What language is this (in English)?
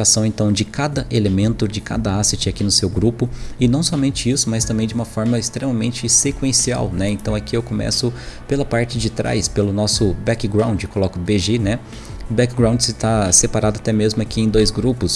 Portuguese